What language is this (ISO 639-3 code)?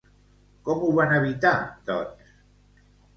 cat